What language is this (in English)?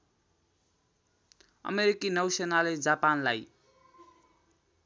Nepali